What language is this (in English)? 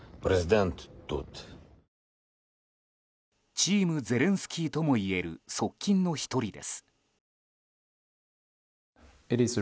Japanese